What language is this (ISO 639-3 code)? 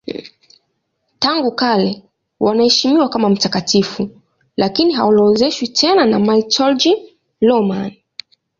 swa